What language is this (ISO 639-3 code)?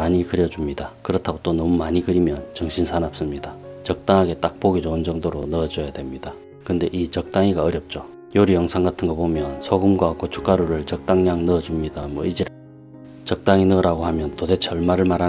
kor